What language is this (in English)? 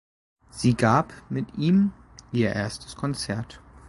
German